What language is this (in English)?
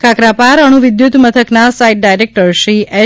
Gujarati